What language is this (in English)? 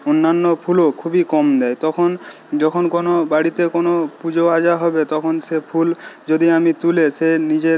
Bangla